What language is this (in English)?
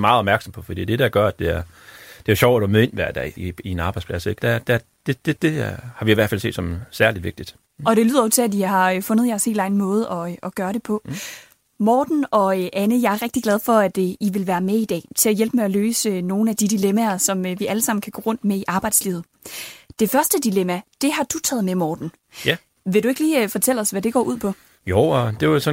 Danish